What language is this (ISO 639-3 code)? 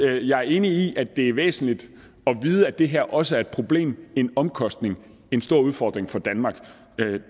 dan